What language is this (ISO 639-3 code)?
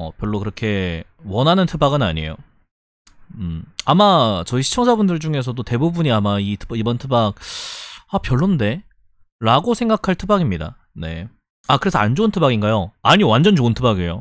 kor